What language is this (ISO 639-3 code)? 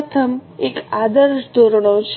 guj